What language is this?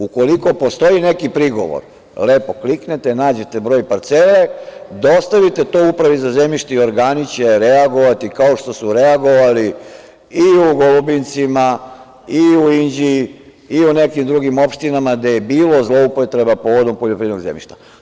Serbian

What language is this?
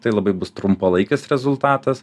Lithuanian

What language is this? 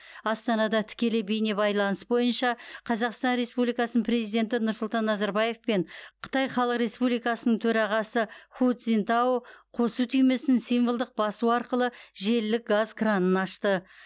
Kazakh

